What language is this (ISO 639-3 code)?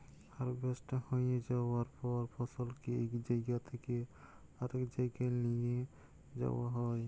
ben